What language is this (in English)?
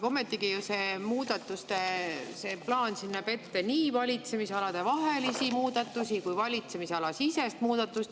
Estonian